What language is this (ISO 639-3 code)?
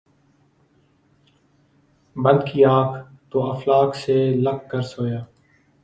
urd